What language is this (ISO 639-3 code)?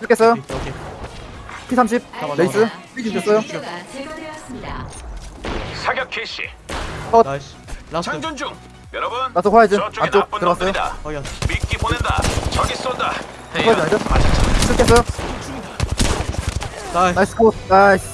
kor